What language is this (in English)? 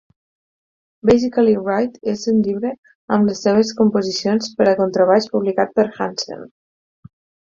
Catalan